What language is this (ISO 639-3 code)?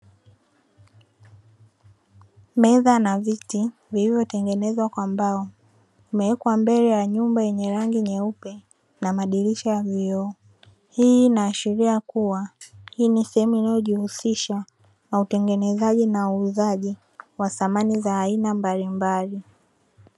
swa